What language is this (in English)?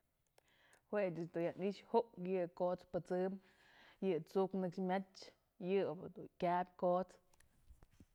Mazatlán Mixe